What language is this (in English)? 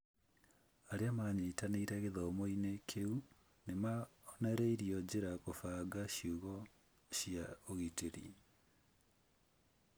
Kikuyu